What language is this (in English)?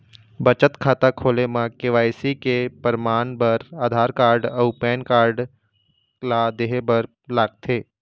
Chhattisgarhi